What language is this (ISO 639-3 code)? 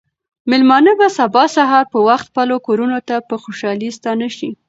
pus